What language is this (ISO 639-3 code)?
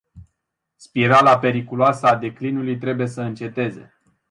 ron